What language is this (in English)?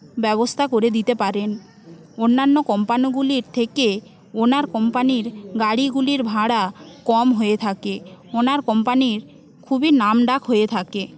Bangla